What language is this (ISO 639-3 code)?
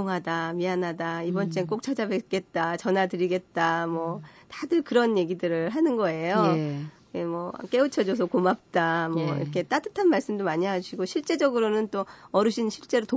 kor